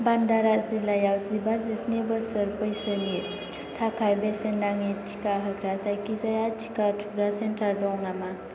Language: Bodo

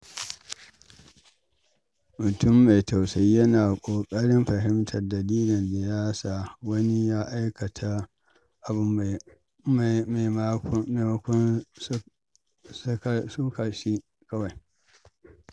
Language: Hausa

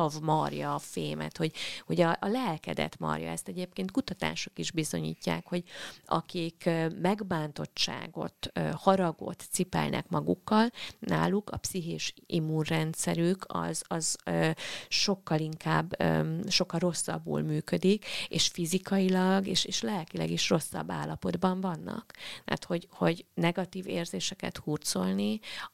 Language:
Hungarian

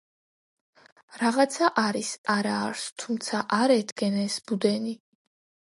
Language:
Georgian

